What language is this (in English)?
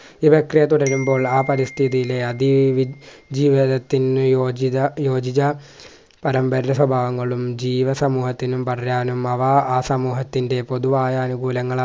Malayalam